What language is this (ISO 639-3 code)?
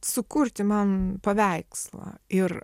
lit